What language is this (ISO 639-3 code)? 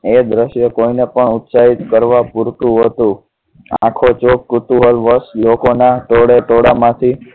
guj